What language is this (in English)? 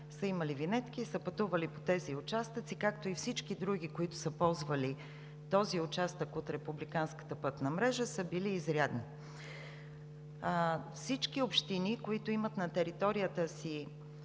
Bulgarian